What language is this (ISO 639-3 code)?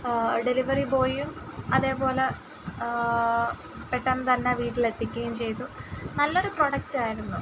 mal